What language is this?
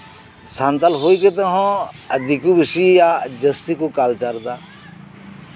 Santali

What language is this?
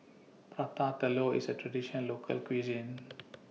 English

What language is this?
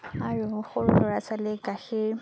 Assamese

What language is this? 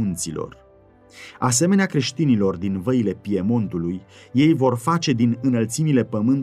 Romanian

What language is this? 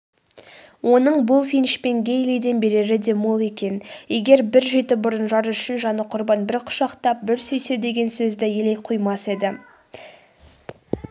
Kazakh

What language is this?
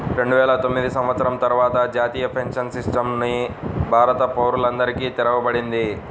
Telugu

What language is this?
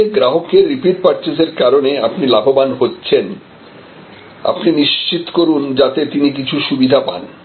Bangla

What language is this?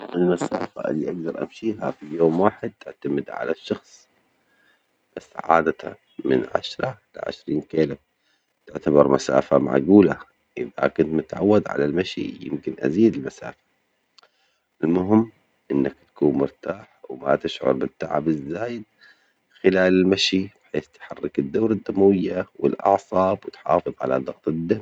Omani Arabic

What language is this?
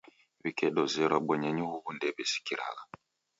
Taita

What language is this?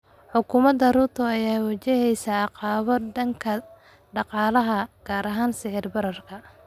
Somali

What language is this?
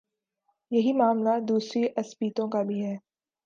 Urdu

